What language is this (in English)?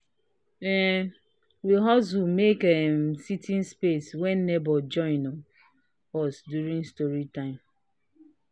Nigerian Pidgin